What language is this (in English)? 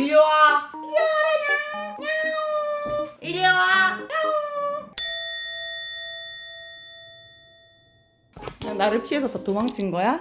Korean